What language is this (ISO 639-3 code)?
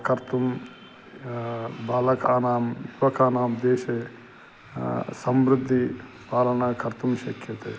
san